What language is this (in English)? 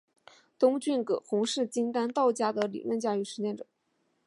Chinese